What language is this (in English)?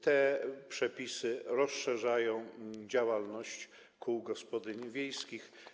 Polish